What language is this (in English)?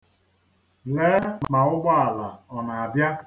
Igbo